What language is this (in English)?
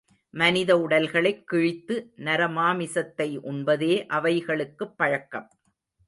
Tamil